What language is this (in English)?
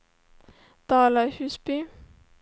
Swedish